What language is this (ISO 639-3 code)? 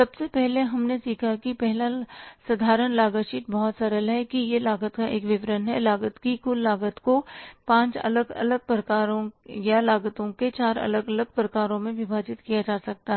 hin